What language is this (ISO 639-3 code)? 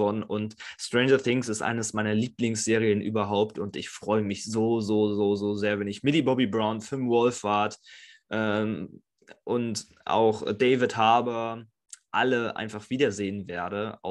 deu